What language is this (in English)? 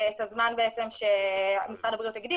Hebrew